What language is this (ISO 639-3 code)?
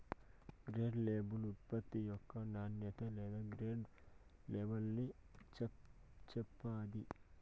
tel